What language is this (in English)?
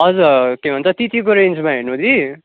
Nepali